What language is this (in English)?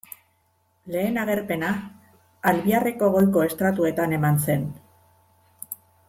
Basque